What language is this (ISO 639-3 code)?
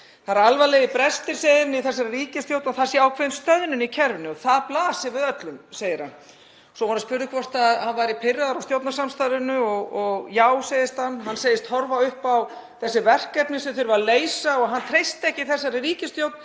isl